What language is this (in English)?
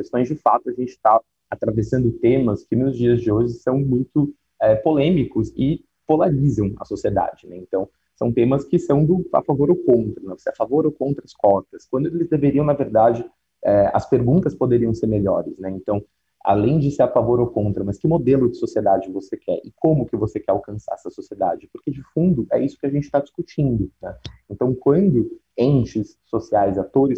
Portuguese